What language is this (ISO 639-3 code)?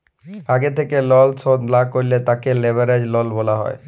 ben